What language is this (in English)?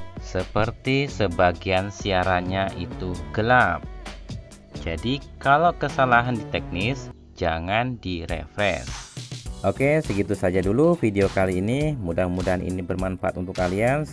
Indonesian